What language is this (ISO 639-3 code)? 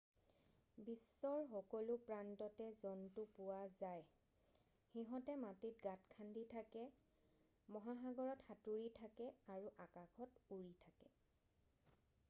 asm